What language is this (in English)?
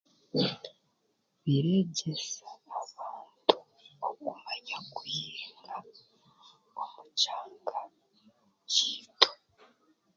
Chiga